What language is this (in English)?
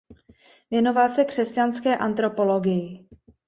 Czech